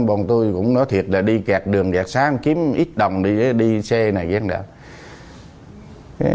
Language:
Vietnamese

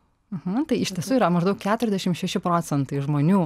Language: Lithuanian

